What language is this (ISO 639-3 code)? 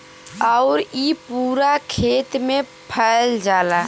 bho